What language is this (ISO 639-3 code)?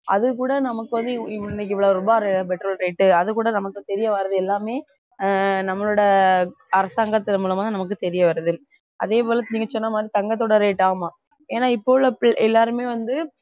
tam